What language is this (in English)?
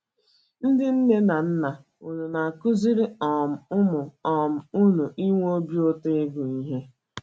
Igbo